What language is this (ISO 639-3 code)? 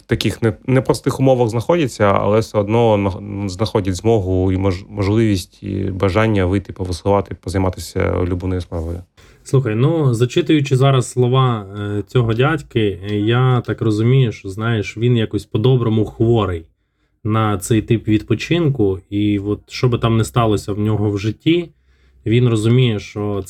ukr